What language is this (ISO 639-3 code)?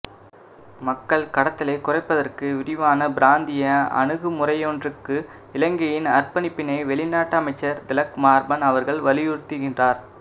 tam